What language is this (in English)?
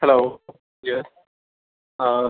Urdu